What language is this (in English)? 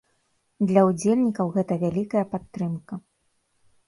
Belarusian